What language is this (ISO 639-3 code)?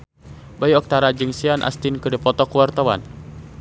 sun